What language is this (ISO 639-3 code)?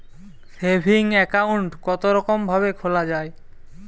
ben